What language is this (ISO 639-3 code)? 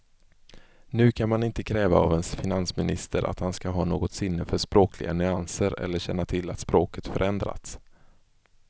swe